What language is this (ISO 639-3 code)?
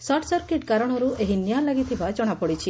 ori